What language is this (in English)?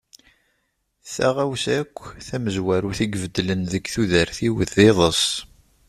Kabyle